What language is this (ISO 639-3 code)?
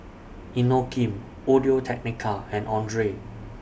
eng